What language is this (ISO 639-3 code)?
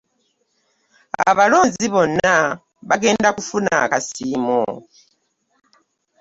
lug